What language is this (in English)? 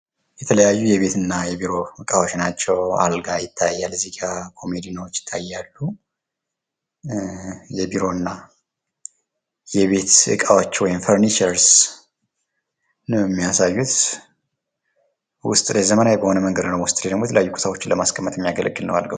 Amharic